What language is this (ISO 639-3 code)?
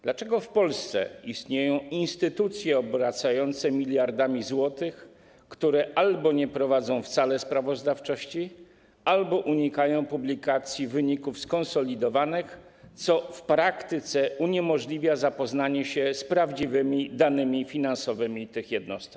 pol